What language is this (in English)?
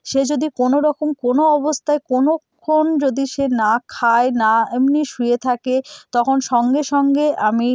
Bangla